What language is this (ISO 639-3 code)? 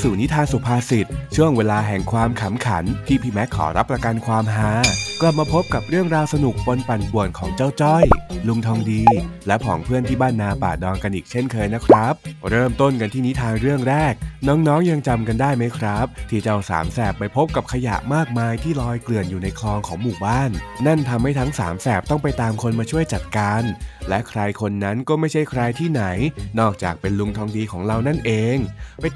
tha